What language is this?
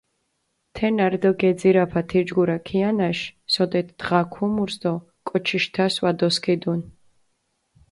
Mingrelian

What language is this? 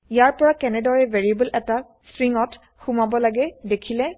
Assamese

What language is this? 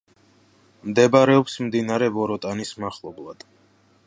Georgian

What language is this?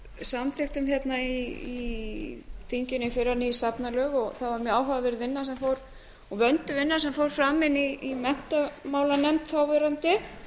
Icelandic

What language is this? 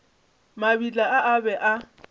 Northern Sotho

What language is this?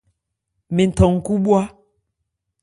Ebrié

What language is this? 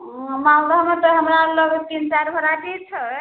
Maithili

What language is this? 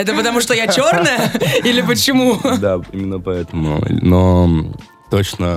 Russian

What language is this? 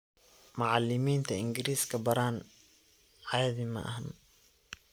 Somali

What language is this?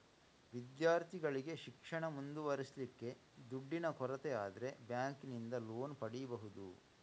Kannada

